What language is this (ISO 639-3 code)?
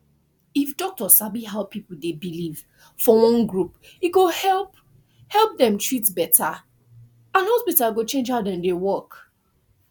pcm